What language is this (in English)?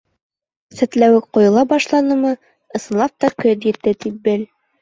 Bashkir